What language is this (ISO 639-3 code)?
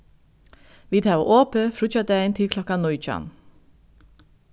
fao